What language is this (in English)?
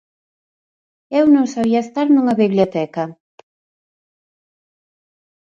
Galician